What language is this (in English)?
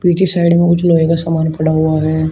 Hindi